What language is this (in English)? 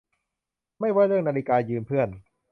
Thai